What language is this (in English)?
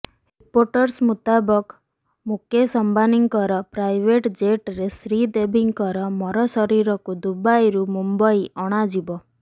Odia